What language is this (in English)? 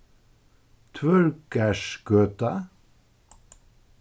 Faroese